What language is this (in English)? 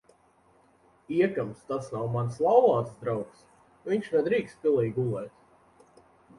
Latvian